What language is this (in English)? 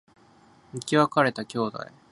Japanese